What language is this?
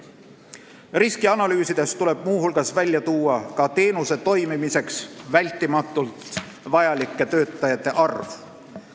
Estonian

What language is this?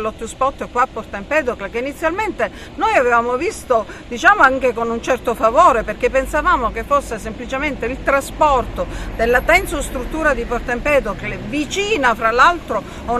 Italian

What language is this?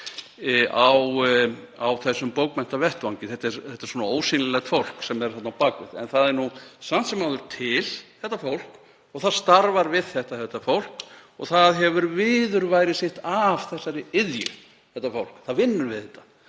Icelandic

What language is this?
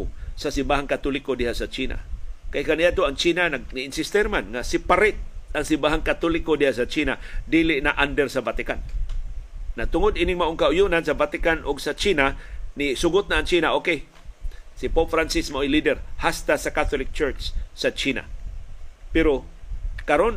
Filipino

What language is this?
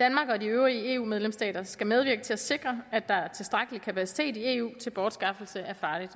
Danish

